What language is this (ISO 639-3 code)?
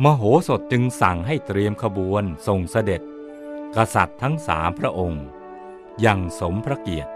tha